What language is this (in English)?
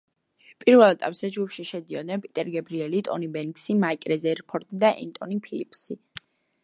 Georgian